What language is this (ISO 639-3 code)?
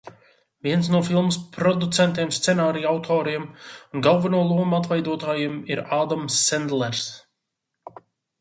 lav